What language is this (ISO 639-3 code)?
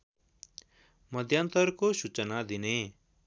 nep